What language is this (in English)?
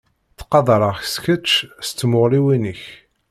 Kabyle